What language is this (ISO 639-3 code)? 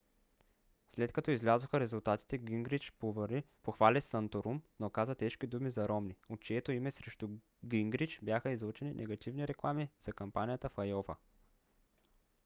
bul